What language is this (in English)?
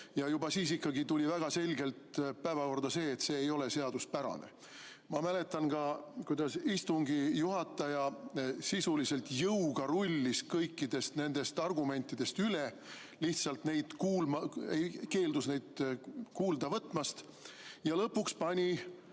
Estonian